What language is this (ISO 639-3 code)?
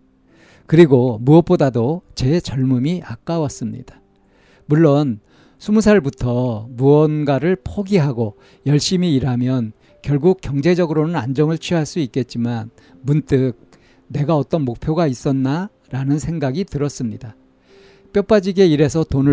kor